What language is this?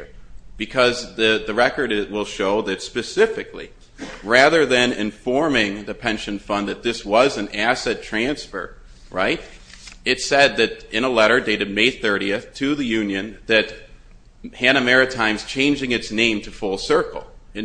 English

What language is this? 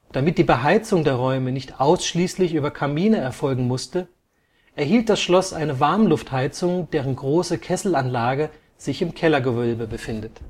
German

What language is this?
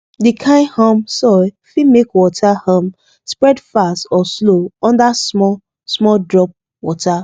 Nigerian Pidgin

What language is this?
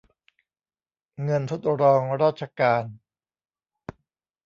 Thai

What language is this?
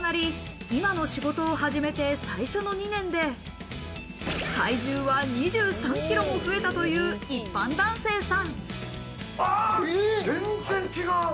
Japanese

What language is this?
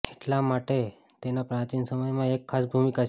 Gujarati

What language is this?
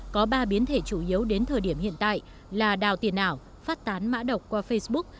Vietnamese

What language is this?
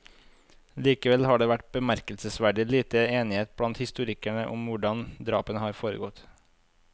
Norwegian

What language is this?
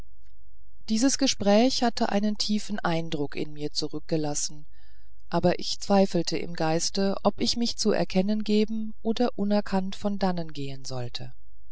German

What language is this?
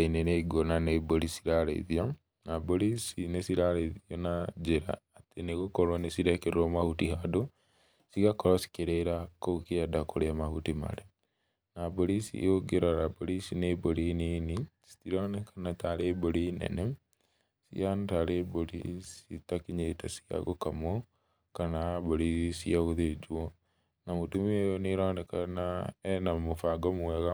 Kikuyu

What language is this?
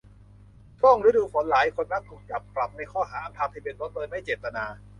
Thai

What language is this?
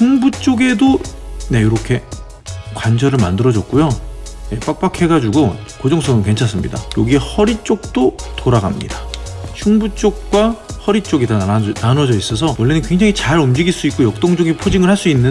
Korean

